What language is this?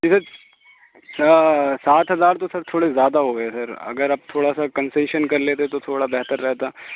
Urdu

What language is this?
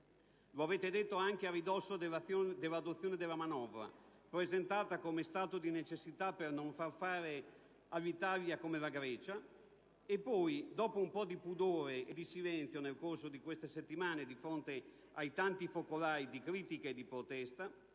Italian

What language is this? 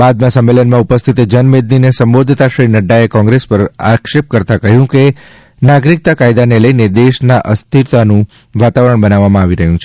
Gujarati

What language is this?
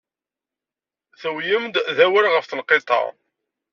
Kabyle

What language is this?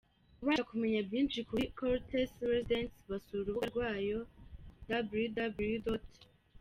Kinyarwanda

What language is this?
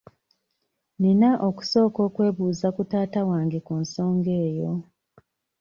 Ganda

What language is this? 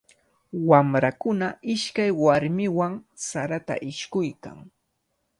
Cajatambo North Lima Quechua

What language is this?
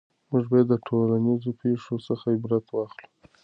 Pashto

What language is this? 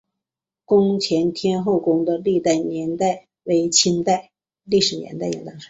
Chinese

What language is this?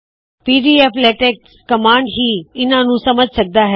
Punjabi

